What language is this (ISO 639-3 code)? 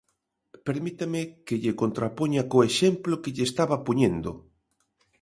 glg